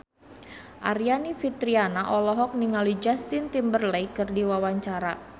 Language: Sundanese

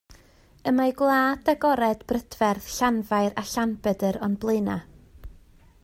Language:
Welsh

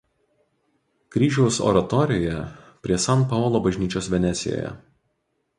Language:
Lithuanian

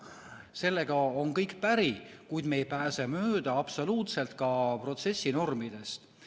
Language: Estonian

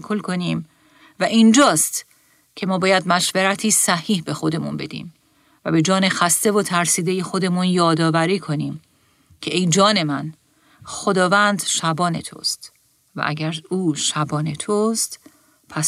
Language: Persian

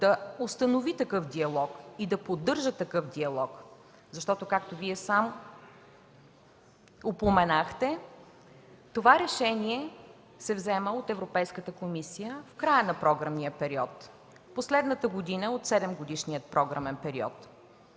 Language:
Bulgarian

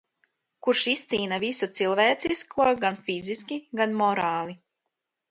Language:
Latvian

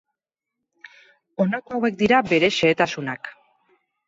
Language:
Basque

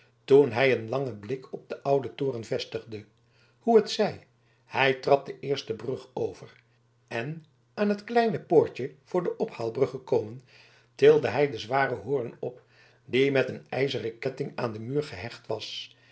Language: Dutch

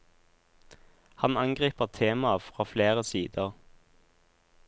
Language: Norwegian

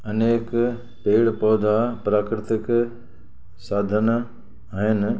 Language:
Sindhi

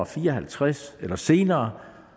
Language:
Danish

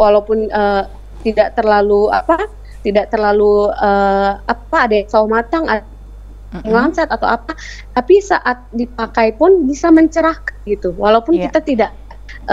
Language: Indonesian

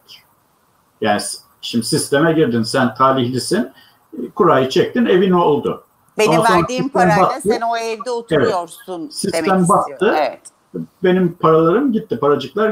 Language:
Turkish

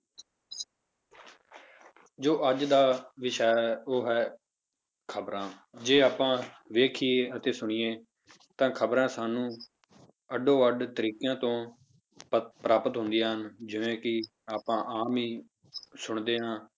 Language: Punjabi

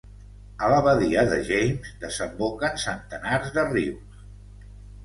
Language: Catalan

